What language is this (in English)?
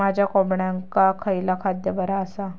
Marathi